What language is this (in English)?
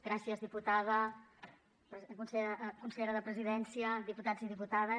Catalan